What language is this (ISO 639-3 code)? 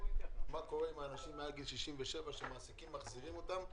heb